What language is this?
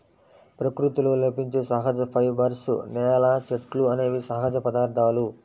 Telugu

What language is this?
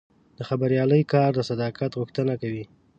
Pashto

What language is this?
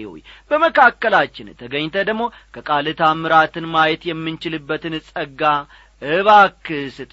Amharic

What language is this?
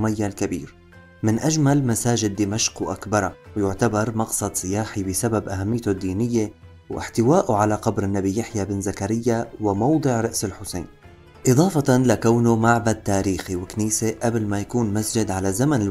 Arabic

